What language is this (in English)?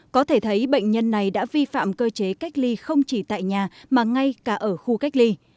Vietnamese